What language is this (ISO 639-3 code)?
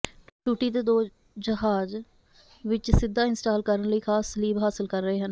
pan